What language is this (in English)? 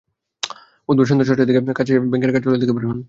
Bangla